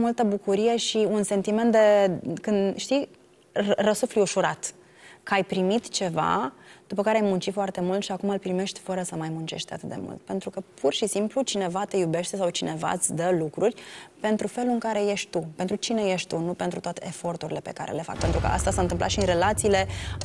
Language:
Romanian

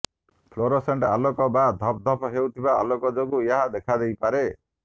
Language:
Odia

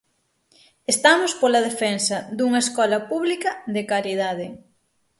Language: Galician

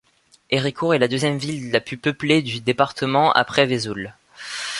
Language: French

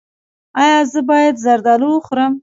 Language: Pashto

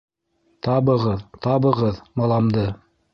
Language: Bashkir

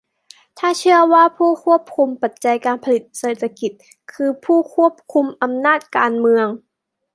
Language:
Thai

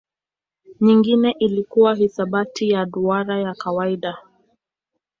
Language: Swahili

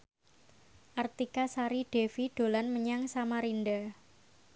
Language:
Javanese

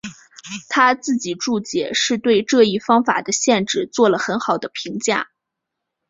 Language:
Chinese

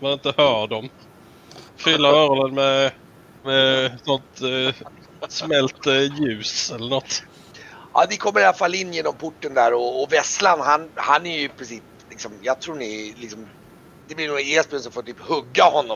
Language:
Swedish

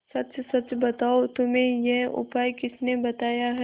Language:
Hindi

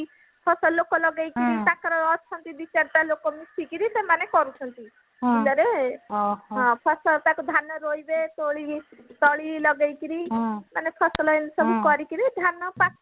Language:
Odia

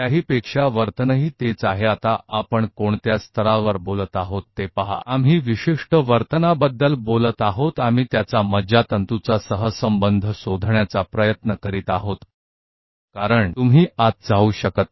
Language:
Hindi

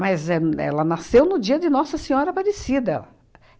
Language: Portuguese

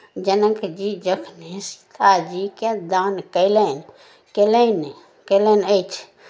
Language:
Maithili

